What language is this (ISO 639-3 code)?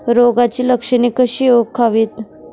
mar